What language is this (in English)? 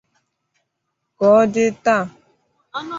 Igbo